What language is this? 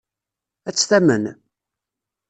Kabyle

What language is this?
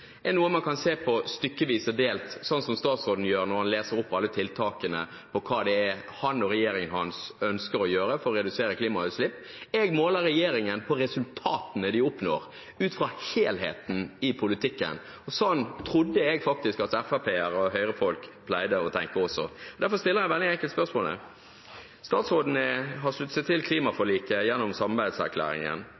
Norwegian Bokmål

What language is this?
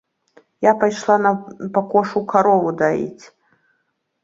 Belarusian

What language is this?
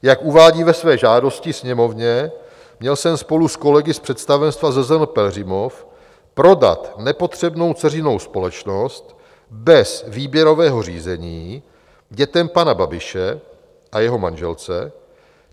Czech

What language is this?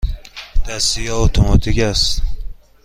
Persian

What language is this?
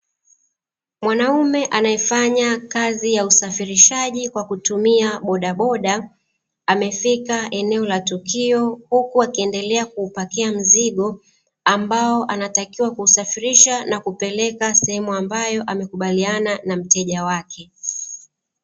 Swahili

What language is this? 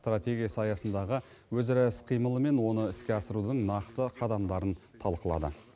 Kazakh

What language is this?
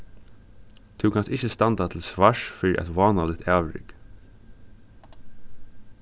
Faroese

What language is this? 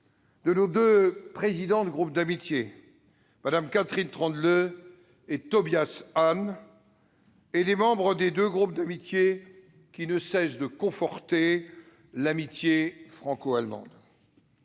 French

